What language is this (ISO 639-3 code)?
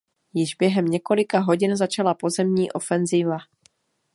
ces